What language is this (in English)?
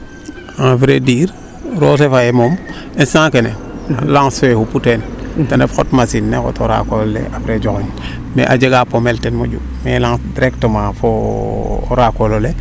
Serer